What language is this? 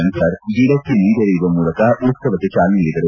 Kannada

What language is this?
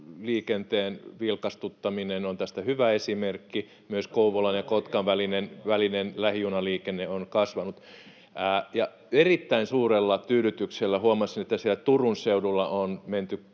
Finnish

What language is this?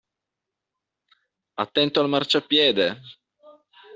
Italian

